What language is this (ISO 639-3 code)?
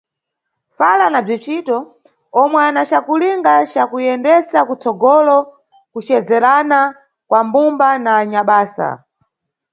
nyu